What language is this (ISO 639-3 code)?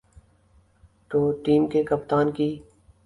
urd